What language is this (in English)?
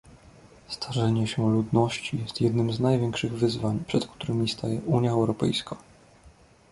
Polish